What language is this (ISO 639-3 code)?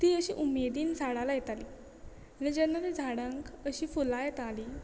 kok